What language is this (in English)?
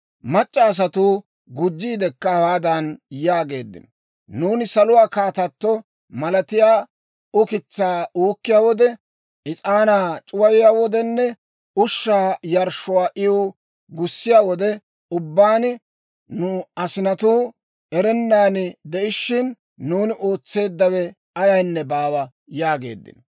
Dawro